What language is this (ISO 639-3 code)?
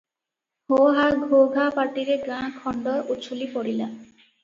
ori